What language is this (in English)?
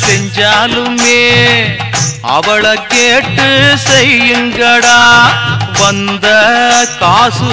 Tamil